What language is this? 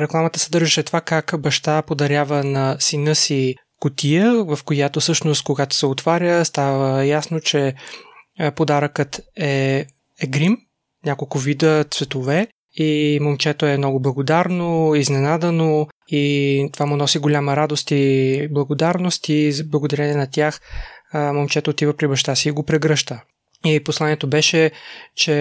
Bulgarian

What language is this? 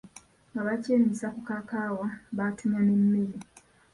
Ganda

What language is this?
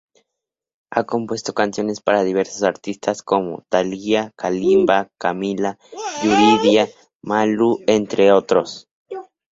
Spanish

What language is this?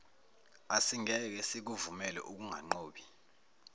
Zulu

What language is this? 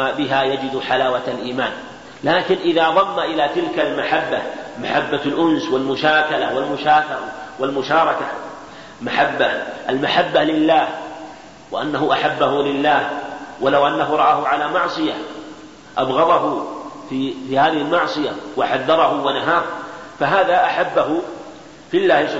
Arabic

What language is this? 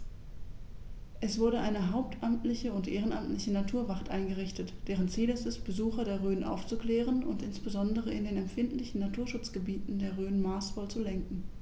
German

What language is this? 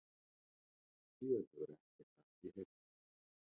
Icelandic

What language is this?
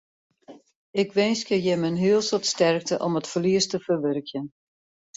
Western Frisian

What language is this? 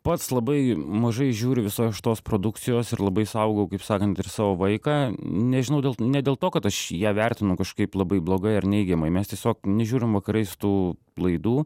Lithuanian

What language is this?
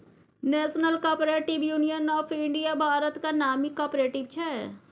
Maithili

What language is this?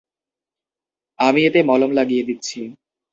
Bangla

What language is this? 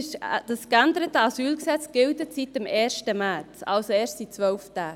Swiss German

